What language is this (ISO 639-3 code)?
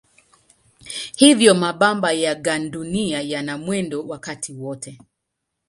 swa